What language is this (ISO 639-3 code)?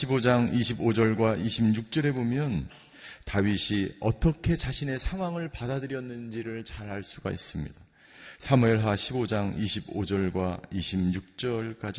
kor